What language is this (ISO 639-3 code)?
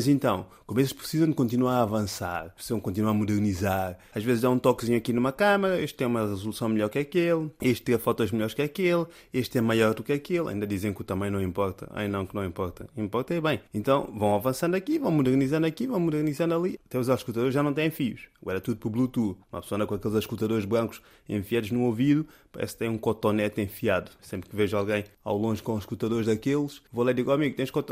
por